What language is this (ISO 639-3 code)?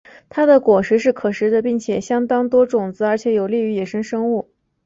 zho